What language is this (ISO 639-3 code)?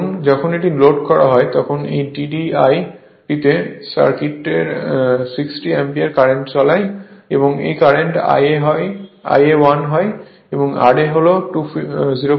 ben